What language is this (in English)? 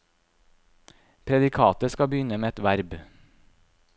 Norwegian